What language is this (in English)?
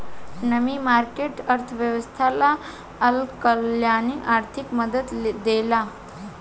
Bhojpuri